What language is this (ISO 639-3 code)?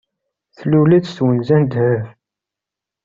kab